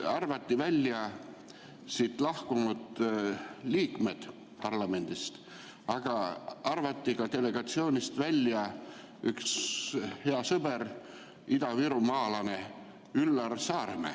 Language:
Estonian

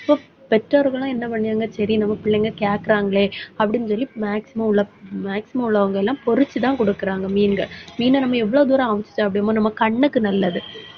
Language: Tamil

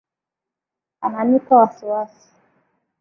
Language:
Swahili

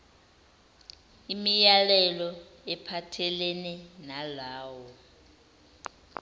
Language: Zulu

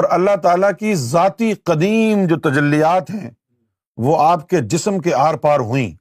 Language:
Urdu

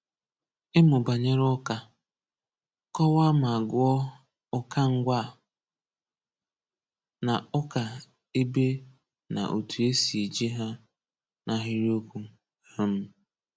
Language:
Igbo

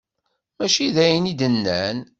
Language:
Kabyle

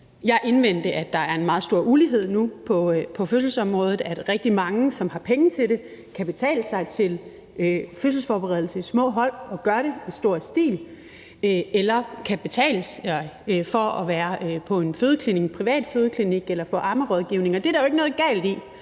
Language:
Danish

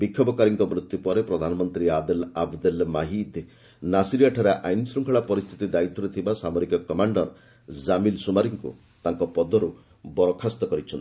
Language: Odia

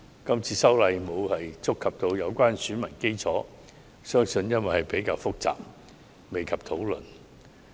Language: Cantonese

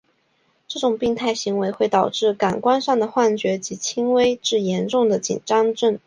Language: Chinese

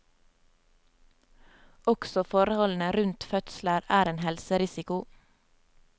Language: Norwegian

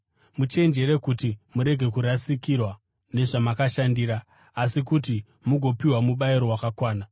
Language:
Shona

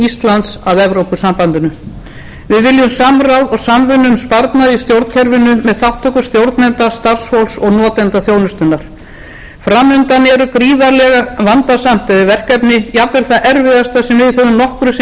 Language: Icelandic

